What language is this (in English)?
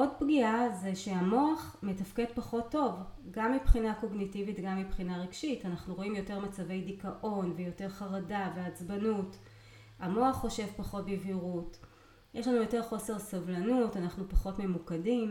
Hebrew